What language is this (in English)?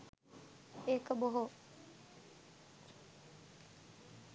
Sinhala